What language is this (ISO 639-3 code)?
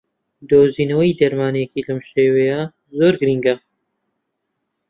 ckb